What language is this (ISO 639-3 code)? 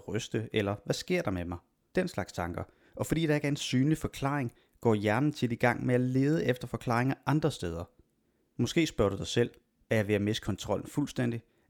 dan